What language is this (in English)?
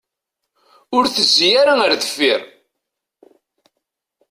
Kabyle